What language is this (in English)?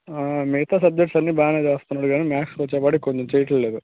Telugu